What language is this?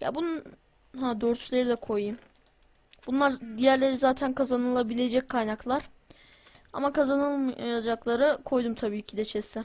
Turkish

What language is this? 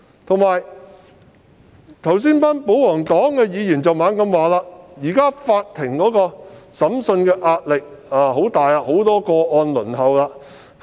Cantonese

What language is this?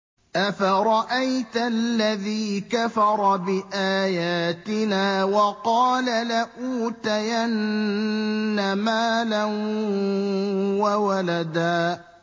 Arabic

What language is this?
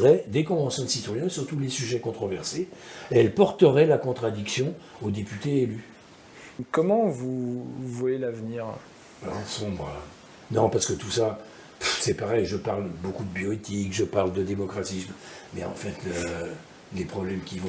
French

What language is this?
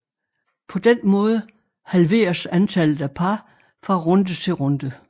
Danish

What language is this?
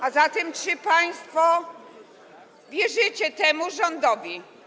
Polish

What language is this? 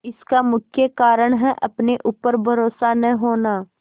Hindi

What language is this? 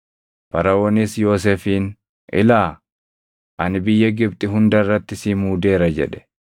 Oromo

